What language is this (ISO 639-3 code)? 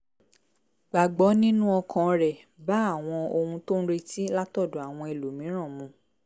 yor